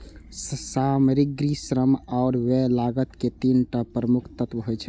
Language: Maithili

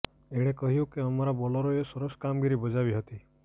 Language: Gujarati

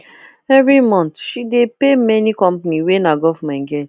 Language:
Nigerian Pidgin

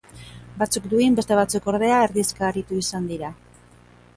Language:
Basque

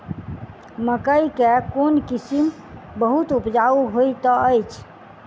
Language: Maithili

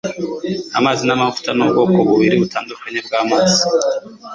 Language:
Kinyarwanda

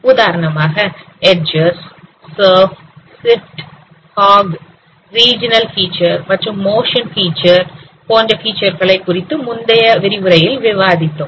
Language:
Tamil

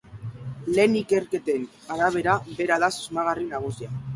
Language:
Basque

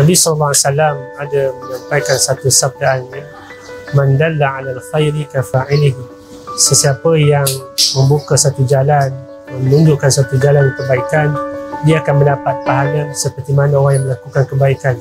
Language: Malay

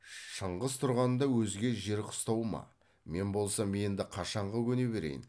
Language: Kazakh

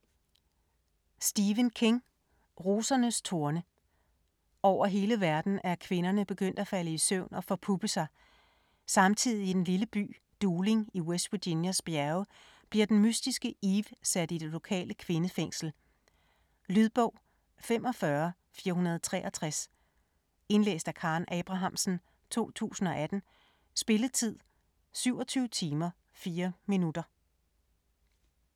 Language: Danish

